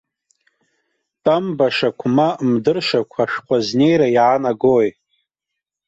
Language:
Abkhazian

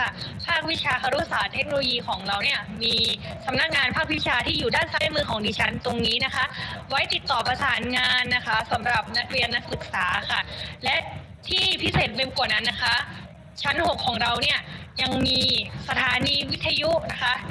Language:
Thai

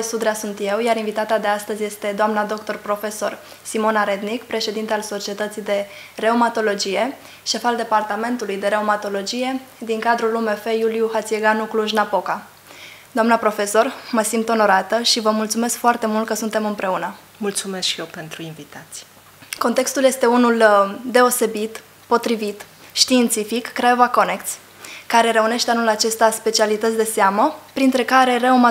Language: Romanian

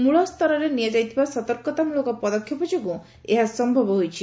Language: Odia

